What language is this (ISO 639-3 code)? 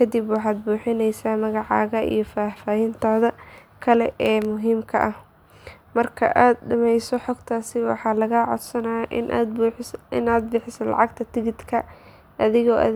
som